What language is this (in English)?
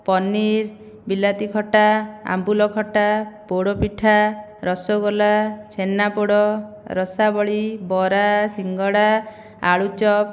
Odia